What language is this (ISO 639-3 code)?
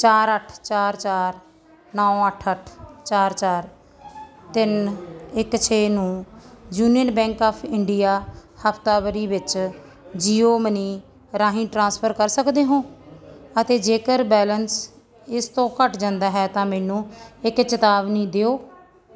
pan